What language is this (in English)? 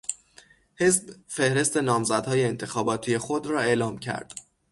Persian